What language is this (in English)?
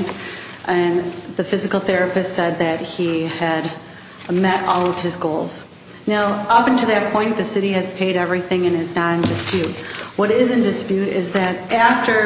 English